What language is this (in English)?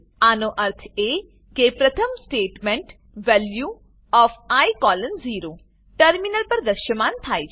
Gujarati